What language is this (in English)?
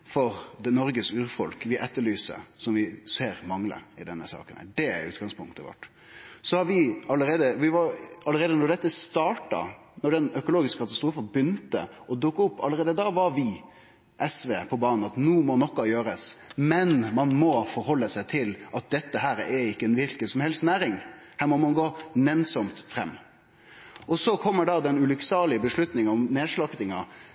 Norwegian Nynorsk